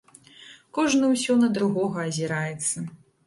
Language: Belarusian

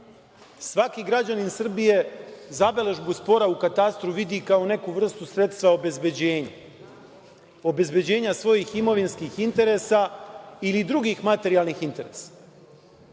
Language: Serbian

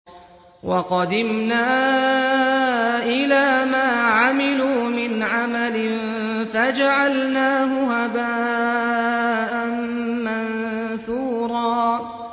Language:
Arabic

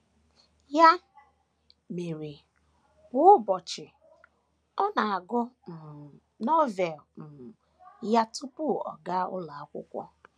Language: Igbo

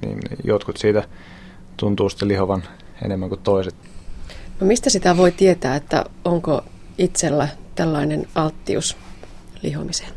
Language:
Finnish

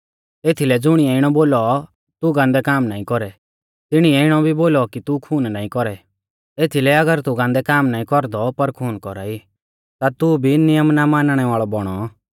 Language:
Mahasu Pahari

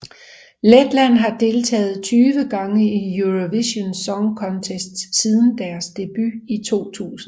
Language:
Danish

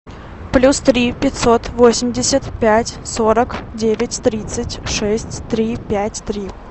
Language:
Russian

